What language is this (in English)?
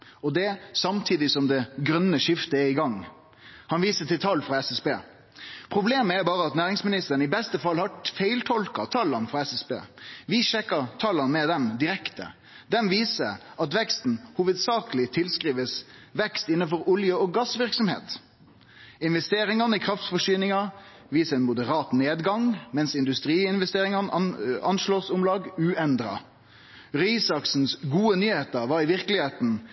Norwegian Nynorsk